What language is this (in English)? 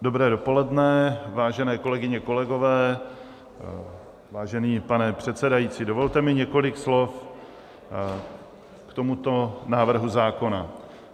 Czech